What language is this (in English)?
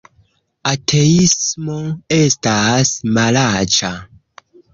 Esperanto